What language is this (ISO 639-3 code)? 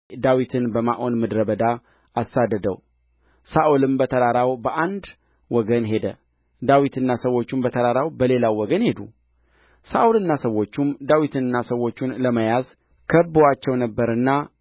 amh